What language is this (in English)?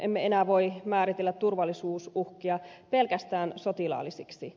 Finnish